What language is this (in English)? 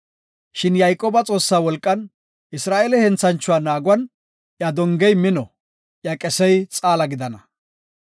Gofa